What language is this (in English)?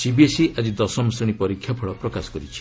Odia